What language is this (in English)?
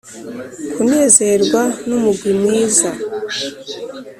Kinyarwanda